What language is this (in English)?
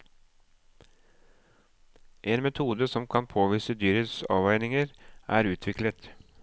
Norwegian